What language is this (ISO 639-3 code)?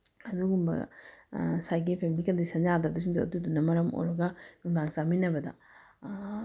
mni